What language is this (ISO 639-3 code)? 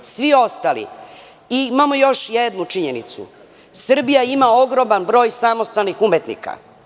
srp